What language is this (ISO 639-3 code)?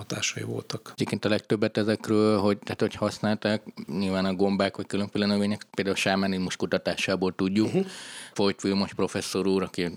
hun